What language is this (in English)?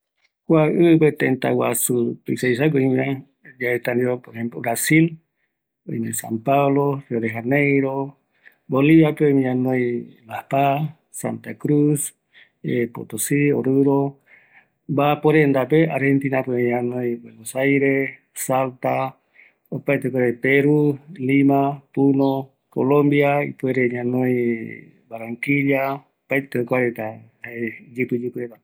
Eastern Bolivian Guaraní